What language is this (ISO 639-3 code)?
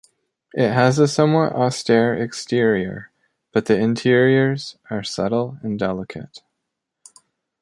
eng